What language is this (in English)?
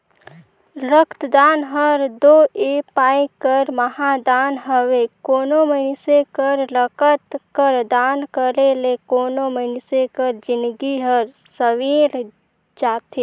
Chhattisgarhi